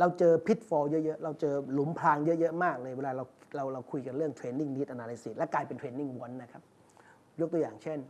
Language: Thai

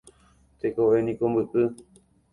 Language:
Guarani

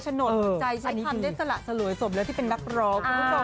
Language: Thai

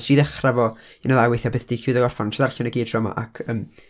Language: Welsh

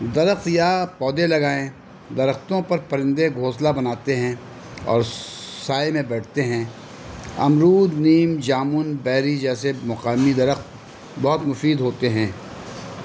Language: Urdu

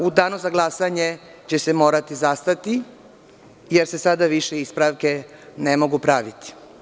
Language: Serbian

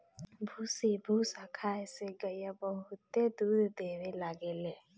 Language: Bhojpuri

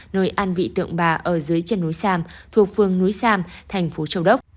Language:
Vietnamese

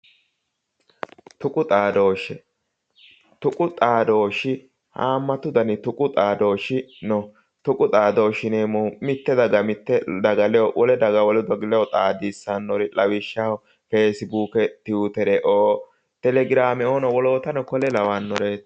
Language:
Sidamo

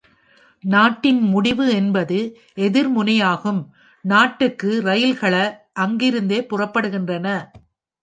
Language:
Tamil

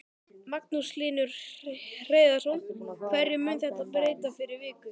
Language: Icelandic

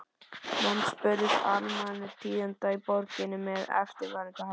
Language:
Icelandic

